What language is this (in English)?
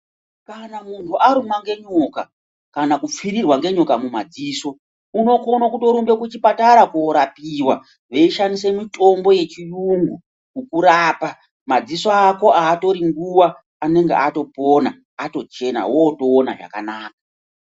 Ndau